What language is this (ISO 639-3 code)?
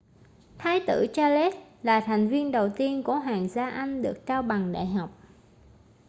vie